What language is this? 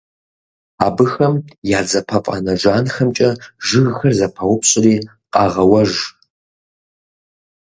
Kabardian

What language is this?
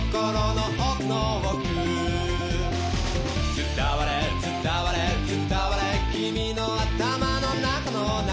Japanese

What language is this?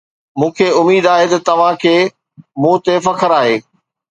Sindhi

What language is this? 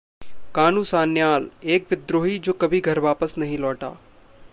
Hindi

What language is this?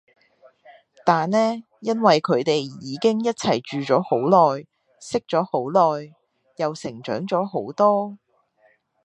Cantonese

